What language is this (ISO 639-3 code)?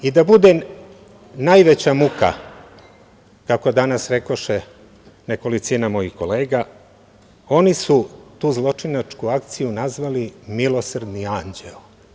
srp